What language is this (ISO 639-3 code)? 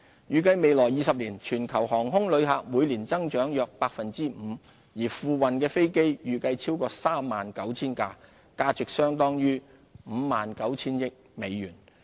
yue